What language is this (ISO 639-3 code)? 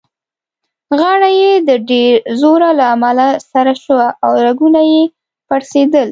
pus